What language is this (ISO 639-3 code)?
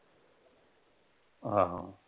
pan